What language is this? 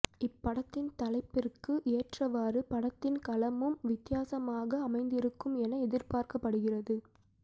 Tamil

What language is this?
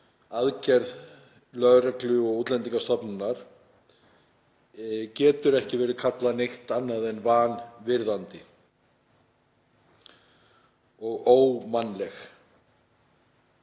Icelandic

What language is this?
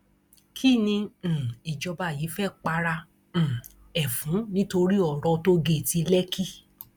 Yoruba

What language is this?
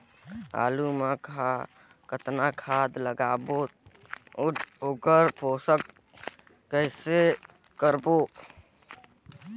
Chhattisgarhi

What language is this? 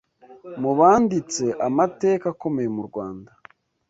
Kinyarwanda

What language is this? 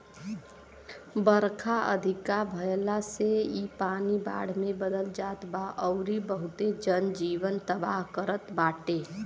Bhojpuri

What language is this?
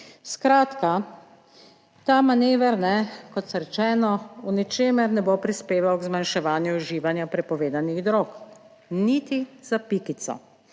Slovenian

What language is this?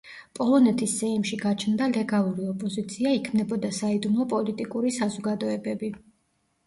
Georgian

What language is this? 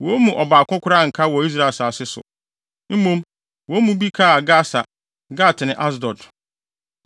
Akan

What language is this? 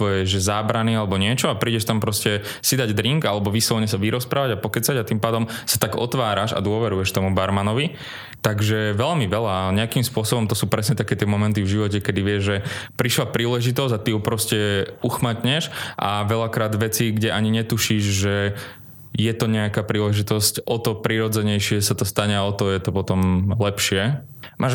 Slovak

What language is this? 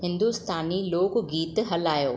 Sindhi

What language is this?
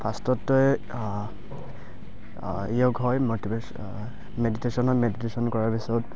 Assamese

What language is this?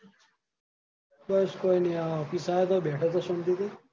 Gujarati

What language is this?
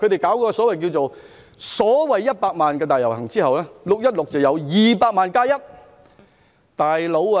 Cantonese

